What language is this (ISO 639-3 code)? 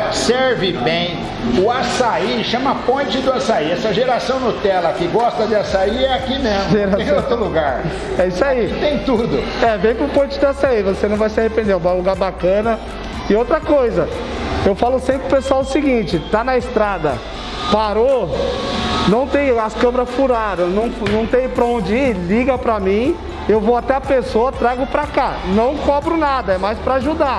por